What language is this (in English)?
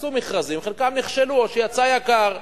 Hebrew